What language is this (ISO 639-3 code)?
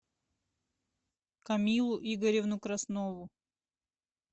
rus